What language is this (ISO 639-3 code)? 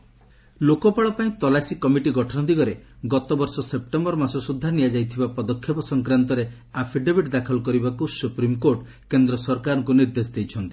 ori